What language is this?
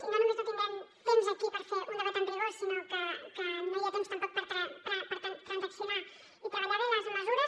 Catalan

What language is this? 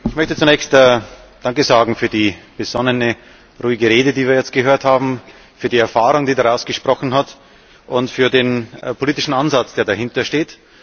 German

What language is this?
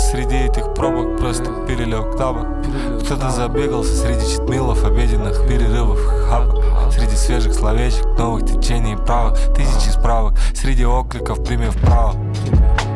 Russian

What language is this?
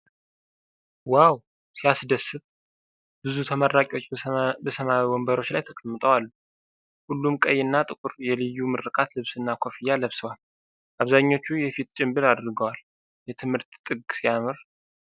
Amharic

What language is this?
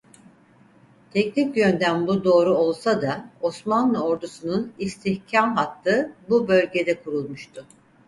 Turkish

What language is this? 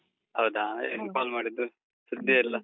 Kannada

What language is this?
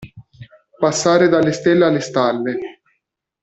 Italian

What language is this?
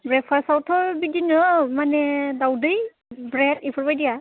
Bodo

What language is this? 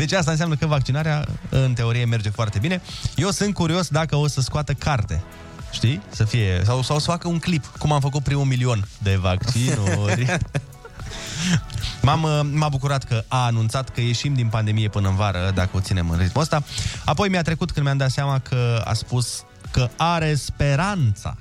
Romanian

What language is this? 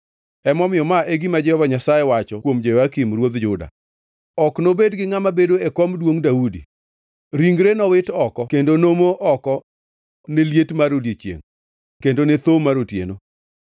Luo (Kenya and Tanzania)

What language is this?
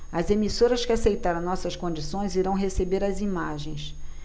Portuguese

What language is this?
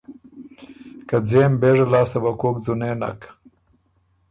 Ormuri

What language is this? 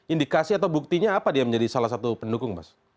Indonesian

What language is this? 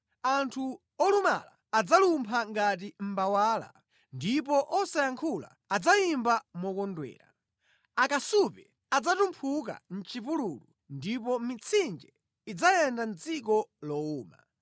Nyanja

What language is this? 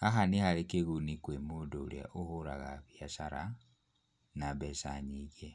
Kikuyu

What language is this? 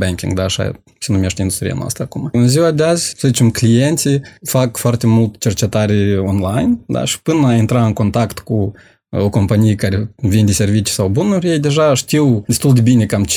Romanian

